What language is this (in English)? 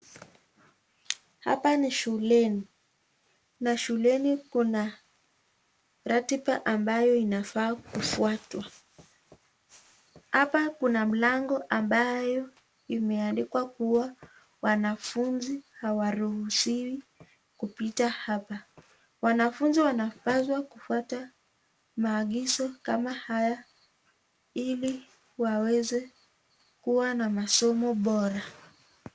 Swahili